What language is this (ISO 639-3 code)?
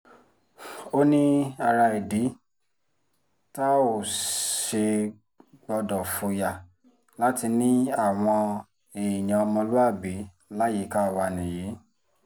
yor